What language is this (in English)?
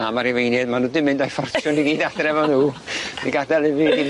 Welsh